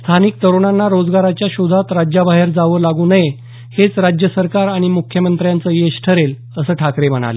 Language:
Marathi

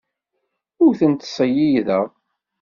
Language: Kabyle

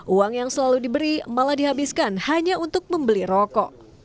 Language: Indonesian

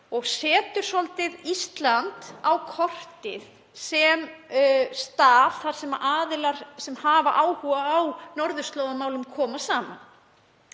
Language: Icelandic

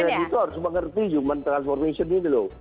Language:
Indonesian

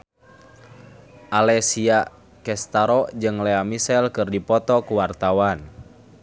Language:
Sundanese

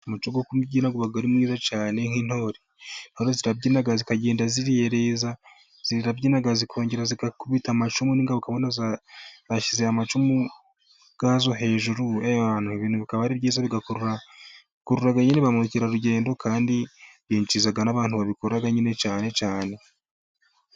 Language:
Kinyarwanda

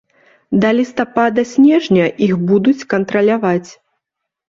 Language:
Belarusian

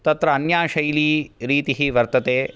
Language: Sanskrit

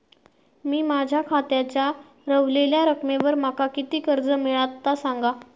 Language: Marathi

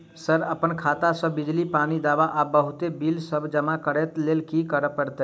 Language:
Maithili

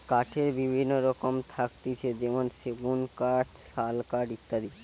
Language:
Bangla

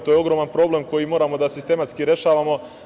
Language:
Serbian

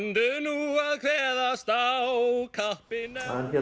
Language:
Icelandic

